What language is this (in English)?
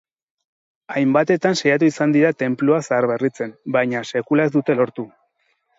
Basque